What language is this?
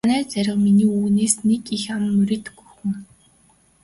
Mongolian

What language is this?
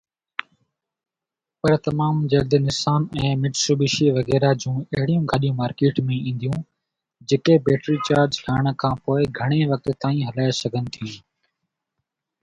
Sindhi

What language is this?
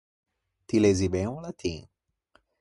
Ligurian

